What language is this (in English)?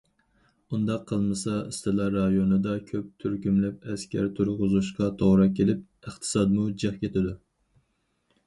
Uyghur